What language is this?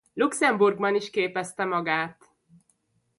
Hungarian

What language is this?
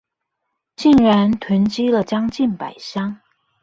Chinese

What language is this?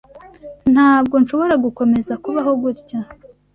Kinyarwanda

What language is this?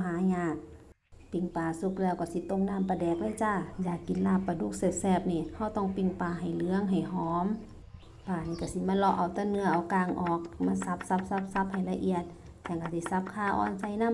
Thai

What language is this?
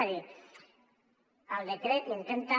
Catalan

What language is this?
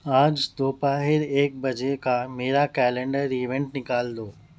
Urdu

